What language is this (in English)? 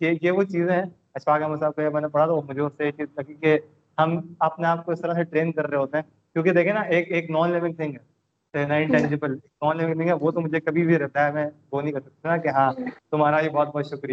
Urdu